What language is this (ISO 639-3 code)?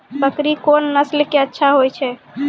mai